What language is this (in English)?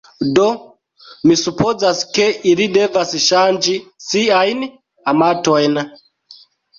Esperanto